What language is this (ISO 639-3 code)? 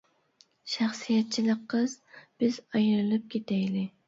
uig